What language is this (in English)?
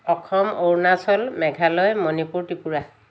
Assamese